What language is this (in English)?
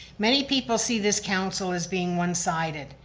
English